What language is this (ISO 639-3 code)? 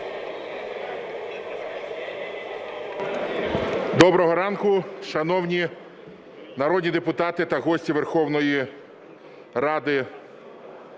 ukr